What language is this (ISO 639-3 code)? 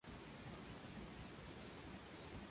spa